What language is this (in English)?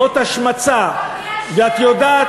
Hebrew